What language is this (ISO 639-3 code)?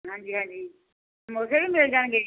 pan